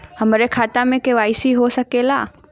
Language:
Bhojpuri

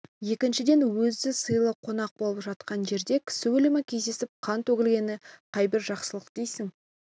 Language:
Kazakh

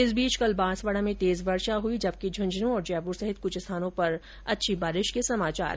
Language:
Hindi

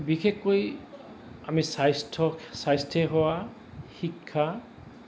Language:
Assamese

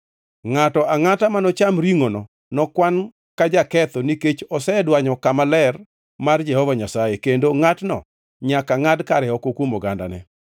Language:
Luo (Kenya and Tanzania)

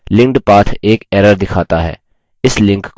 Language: Hindi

